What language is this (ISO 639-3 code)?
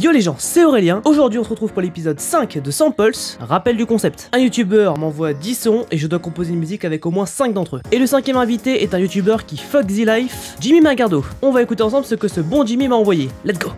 fra